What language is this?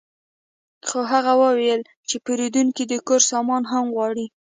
Pashto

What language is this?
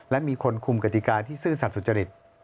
Thai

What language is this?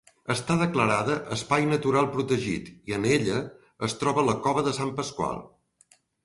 Catalan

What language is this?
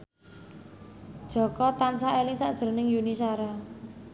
Javanese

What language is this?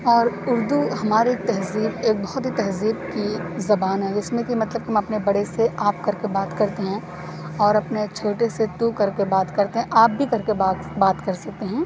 Urdu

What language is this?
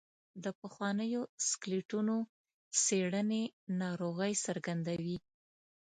Pashto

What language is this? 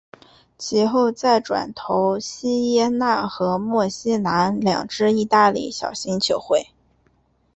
Chinese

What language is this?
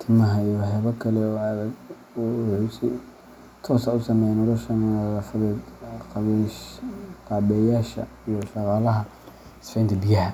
Somali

